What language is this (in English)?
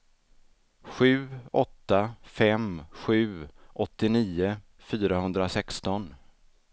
Swedish